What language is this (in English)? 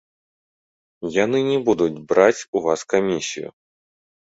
Belarusian